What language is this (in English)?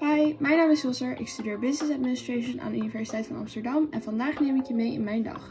Dutch